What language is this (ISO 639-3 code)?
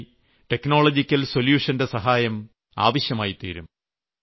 mal